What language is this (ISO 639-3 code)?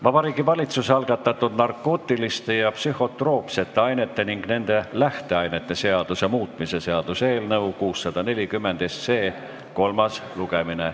est